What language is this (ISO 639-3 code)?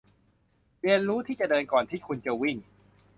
tha